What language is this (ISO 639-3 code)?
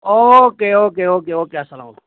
kas